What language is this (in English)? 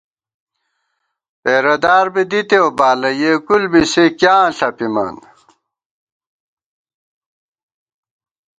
Gawar-Bati